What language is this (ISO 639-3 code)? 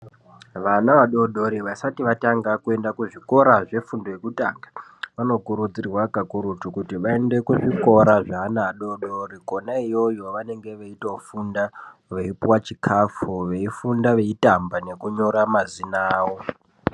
ndc